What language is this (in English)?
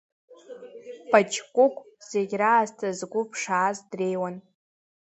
Abkhazian